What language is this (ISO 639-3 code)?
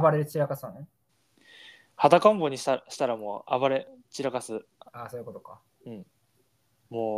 jpn